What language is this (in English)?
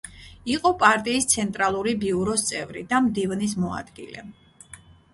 Georgian